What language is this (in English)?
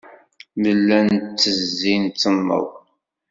Kabyle